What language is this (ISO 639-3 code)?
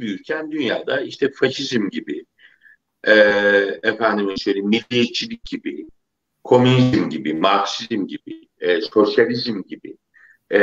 tur